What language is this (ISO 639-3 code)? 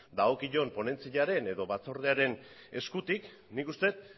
eus